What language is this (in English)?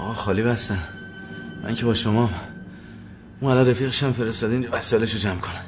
Persian